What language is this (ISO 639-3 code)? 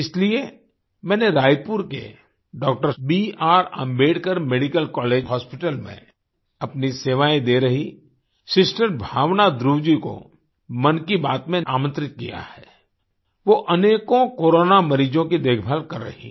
hin